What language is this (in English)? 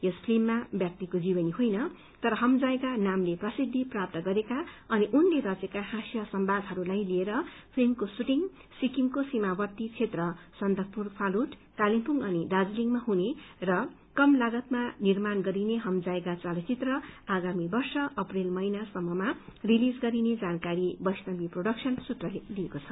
Nepali